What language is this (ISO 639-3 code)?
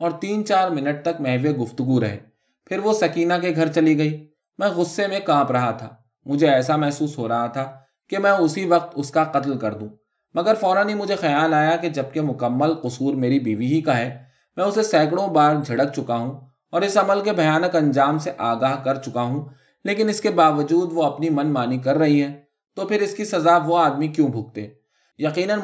urd